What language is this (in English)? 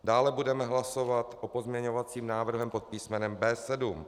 Czech